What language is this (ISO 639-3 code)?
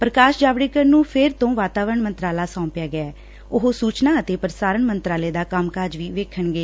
pan